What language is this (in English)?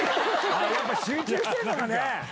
Japanese